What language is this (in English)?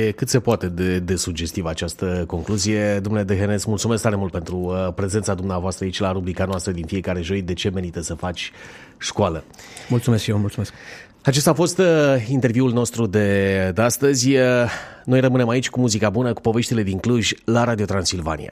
Romanian